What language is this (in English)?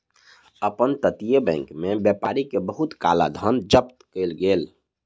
Maithili